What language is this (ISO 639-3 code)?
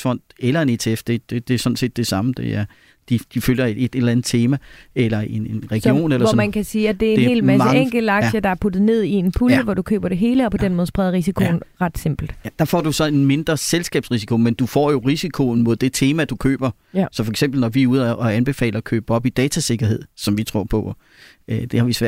dan